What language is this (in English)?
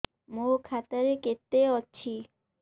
Odia